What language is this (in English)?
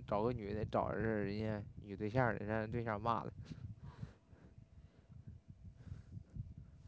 Chinese